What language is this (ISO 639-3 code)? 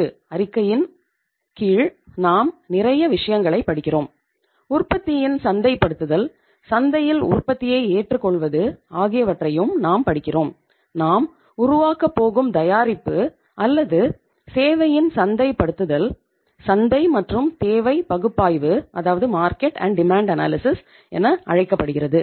tam